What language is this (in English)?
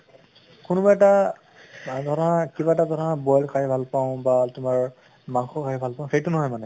Assamese